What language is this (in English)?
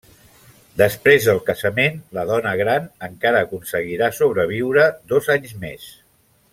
Catalan